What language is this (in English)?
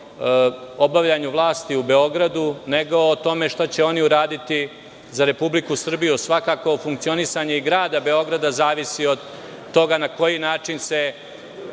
Serbian